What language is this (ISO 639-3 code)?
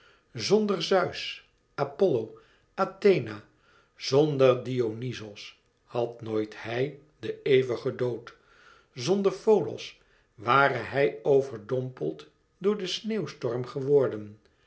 nld